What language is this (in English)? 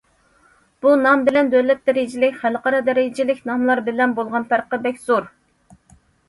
Uyghur